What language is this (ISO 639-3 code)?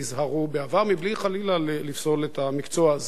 heb